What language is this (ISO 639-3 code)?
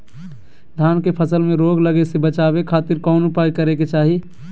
mag